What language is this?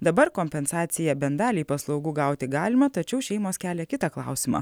Lithuanian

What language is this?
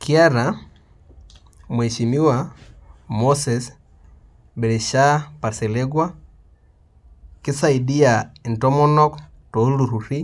Masai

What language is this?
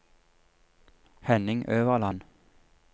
Norwegian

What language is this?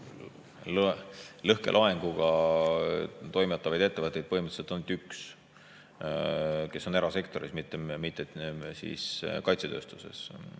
Estonian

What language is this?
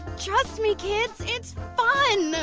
English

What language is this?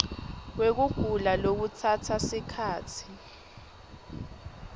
Swati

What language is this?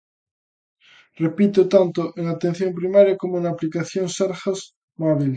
Galician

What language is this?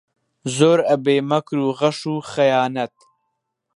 Central Kurdish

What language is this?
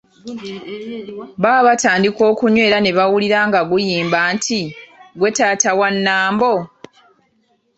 Ganda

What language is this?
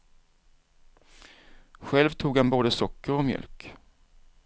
Swedish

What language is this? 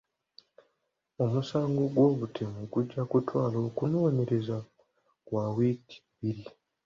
Ganda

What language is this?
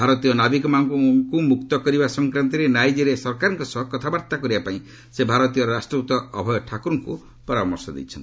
Odia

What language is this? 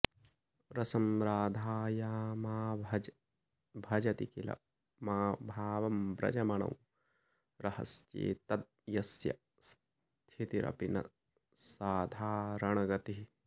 Sanskrit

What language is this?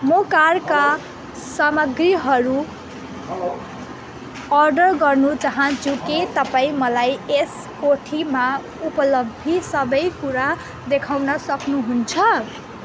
Nepali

